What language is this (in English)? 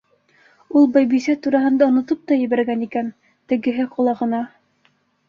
Bashkir